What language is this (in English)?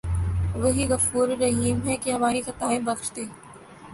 Urdu